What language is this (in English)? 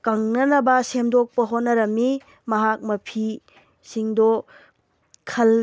Manipuri